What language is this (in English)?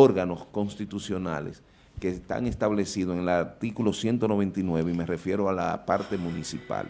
Spanish